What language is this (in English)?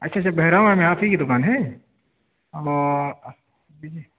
Urdu